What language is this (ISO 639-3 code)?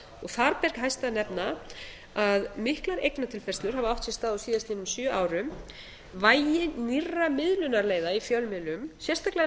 isl